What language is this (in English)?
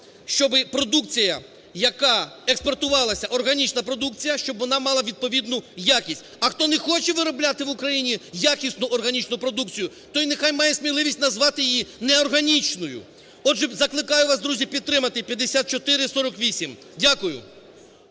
Ukrainian